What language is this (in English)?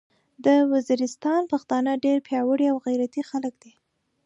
Pashto